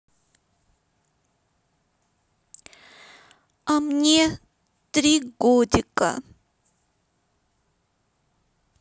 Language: Russian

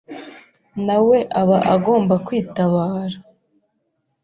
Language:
Kinyarwanda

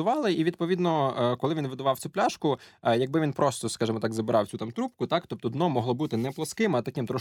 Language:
Ukrainian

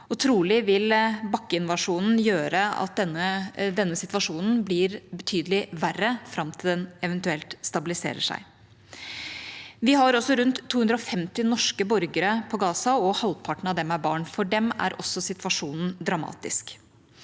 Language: Norwegian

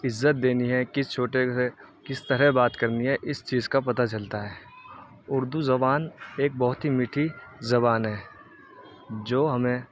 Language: Urdu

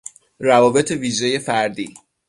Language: Persian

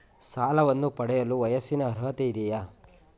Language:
Kannada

